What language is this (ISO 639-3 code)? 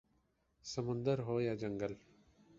urd